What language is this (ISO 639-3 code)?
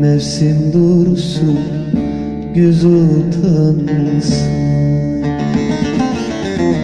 tur